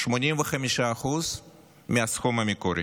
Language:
Hebrew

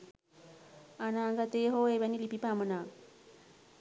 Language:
Sinhala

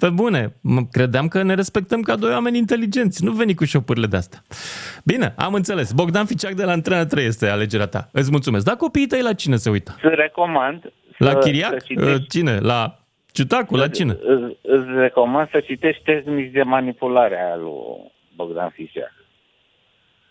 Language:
Romanian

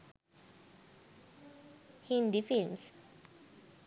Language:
Sinhala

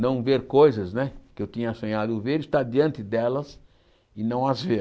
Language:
Portuguese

